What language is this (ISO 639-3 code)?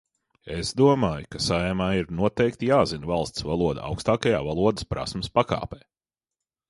lav